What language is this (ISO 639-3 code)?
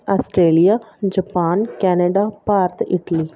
pan